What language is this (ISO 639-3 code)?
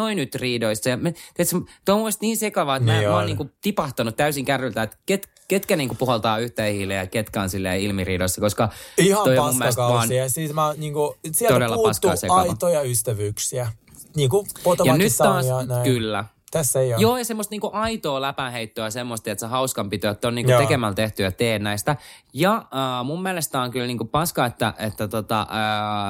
fin